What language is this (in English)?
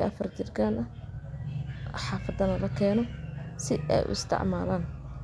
Somali